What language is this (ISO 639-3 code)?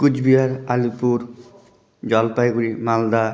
ben